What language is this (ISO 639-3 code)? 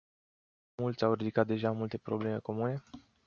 ron